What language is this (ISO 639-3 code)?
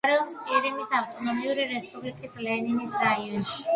kat